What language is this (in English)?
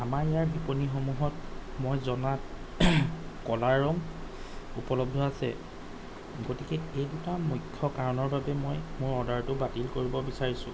Assamese